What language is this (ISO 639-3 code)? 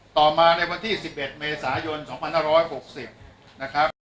tha